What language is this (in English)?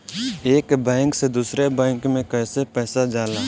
Bhojpuri